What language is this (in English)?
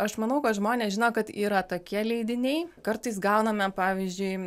Lithuanian